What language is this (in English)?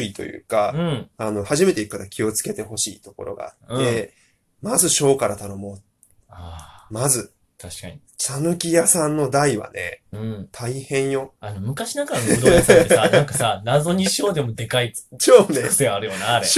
Japanese